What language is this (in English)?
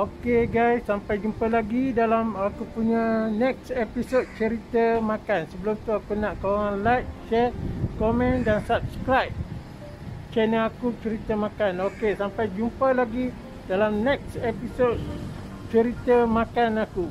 Malay